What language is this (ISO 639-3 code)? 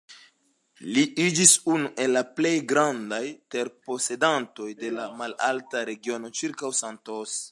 epo